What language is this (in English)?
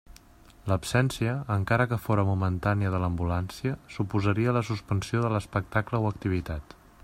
Catalan